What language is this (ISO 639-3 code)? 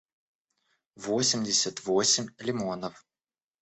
rus